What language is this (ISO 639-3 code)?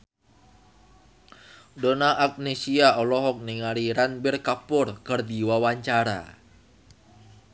sun